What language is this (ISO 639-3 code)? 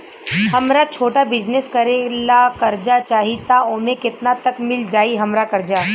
bho